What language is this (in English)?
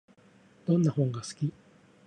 Japanese